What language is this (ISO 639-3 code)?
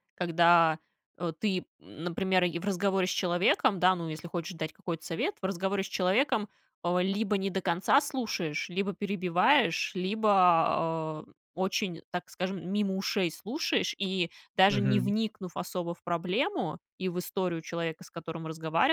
rus